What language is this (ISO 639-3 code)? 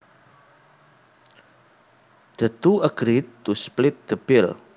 jav